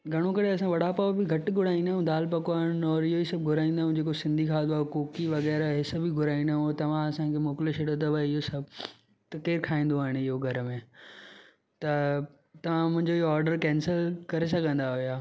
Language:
Sindhi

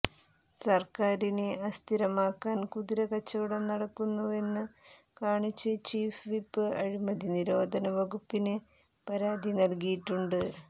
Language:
Malayalam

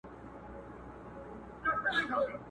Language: Pashto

